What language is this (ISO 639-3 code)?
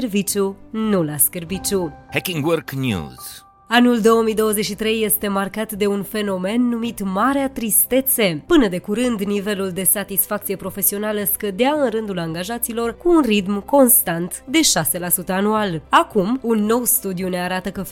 ron